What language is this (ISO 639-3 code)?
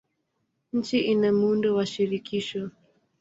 swa